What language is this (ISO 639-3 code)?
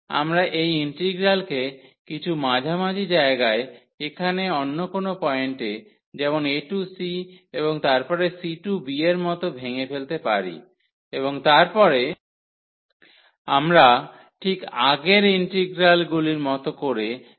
ben